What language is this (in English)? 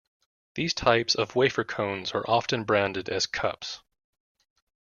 English